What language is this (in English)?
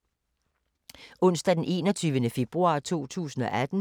Danish